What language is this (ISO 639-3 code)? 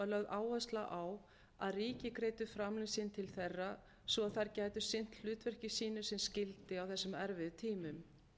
isl